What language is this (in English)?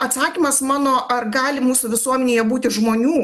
Lithuanian